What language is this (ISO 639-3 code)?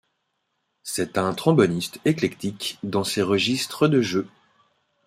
fra